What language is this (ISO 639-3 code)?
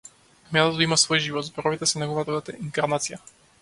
mkd